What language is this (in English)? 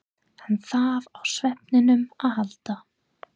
Icelandic